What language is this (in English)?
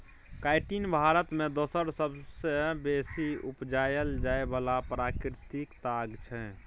Maithili